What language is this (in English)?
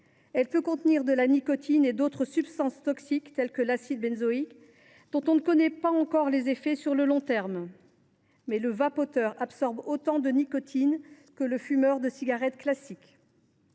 French